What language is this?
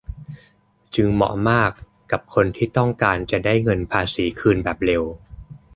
Thai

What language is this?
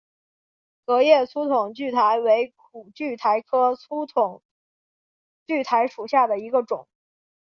Chinese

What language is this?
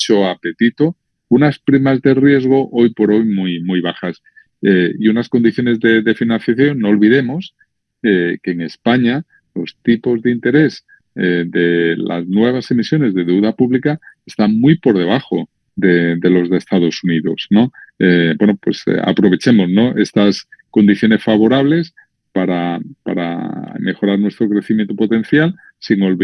Spanish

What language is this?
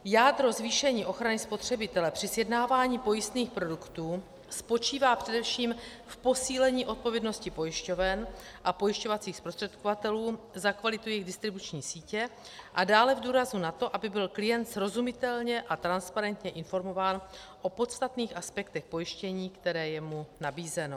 Czech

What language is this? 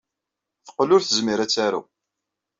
Kabyle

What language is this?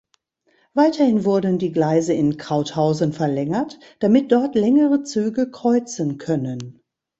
German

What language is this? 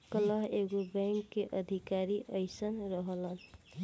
Bhojpuri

